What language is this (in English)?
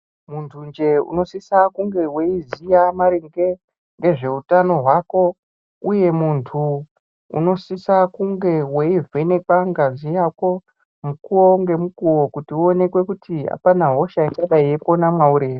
Ndau